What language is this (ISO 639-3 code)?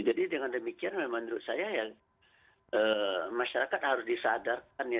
ind